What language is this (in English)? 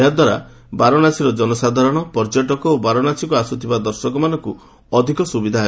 Odia